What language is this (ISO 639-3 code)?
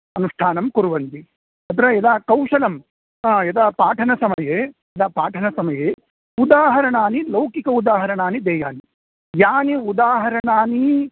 san